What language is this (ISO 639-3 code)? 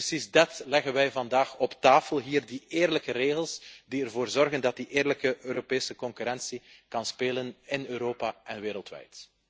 nld